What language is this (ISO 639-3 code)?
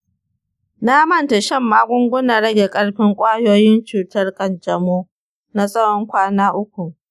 hau